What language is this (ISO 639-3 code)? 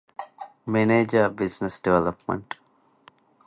div